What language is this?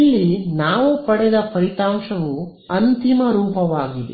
Kannada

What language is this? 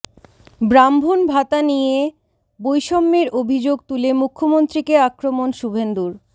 Bangla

